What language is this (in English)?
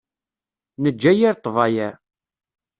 Kabyle